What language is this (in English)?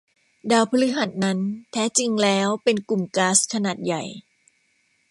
Thai